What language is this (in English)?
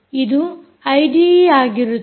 Kannada